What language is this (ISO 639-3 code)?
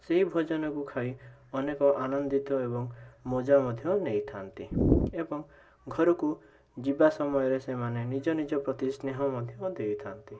ori